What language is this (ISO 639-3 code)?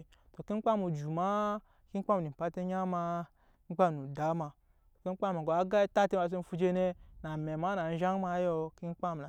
yes